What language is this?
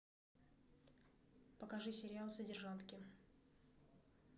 Russian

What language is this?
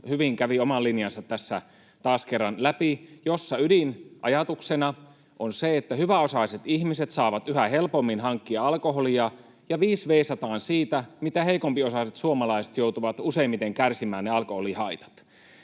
Finnish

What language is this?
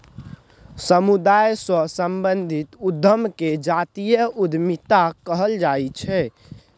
Maithili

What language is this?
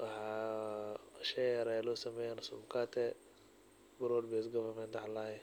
Somali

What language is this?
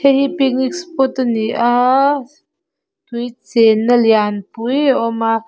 Mizo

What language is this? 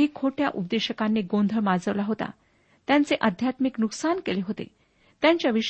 Marathi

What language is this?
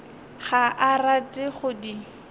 Northern Sotho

